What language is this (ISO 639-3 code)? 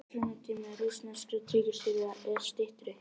isl